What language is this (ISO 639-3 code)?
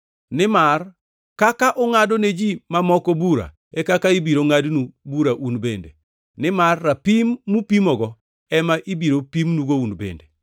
luo